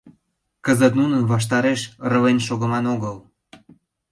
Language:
Mari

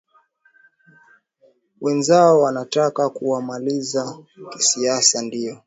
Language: Swahili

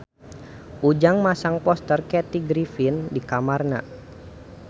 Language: Sundanese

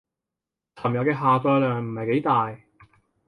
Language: Cantonese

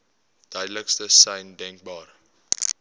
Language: Afrikaans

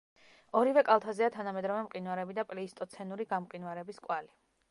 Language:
Georgian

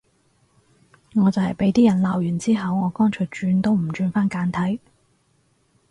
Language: Cantonese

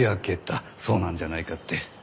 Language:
Japanese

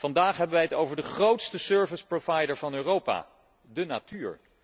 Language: Dutch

